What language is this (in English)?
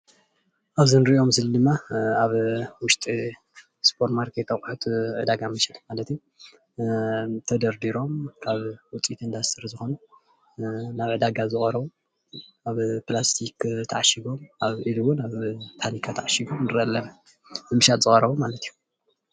Tigrinya